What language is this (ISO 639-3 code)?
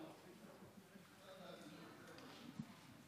heb